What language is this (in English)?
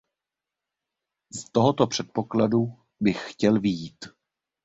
Czech